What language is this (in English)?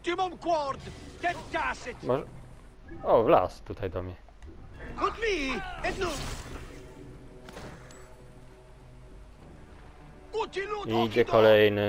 Polish